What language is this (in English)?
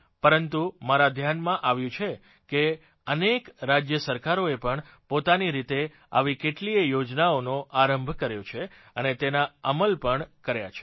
Gujarati